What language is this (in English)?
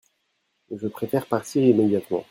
French